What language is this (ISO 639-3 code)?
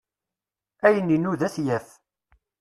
kab